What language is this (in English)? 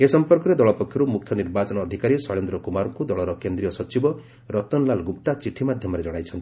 Odia